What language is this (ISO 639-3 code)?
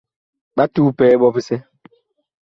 bkh